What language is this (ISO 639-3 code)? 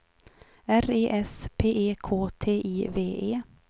swe